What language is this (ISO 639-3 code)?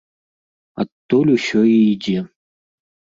bel